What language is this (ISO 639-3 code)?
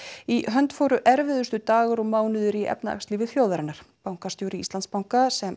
isl